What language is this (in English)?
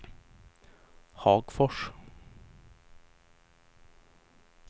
Swedish